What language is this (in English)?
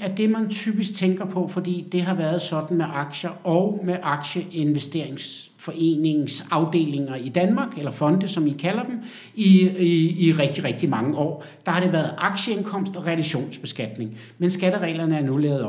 Danish